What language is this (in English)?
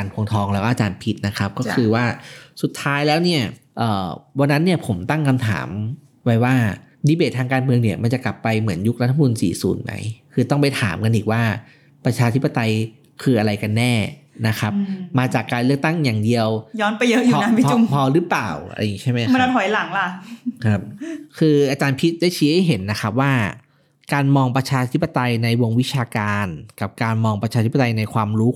Thai